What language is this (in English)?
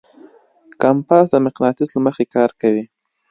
Pashto